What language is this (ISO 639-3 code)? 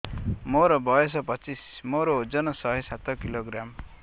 ori